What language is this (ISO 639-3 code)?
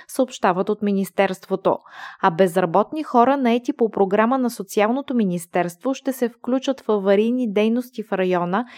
bul